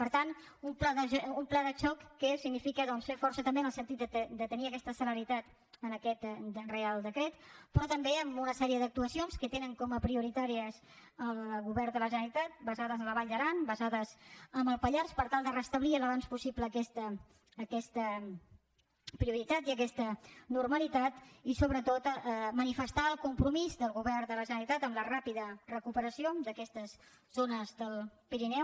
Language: Catalan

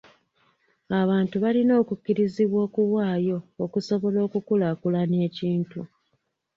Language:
Ganda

